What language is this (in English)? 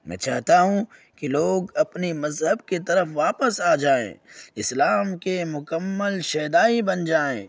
Urdu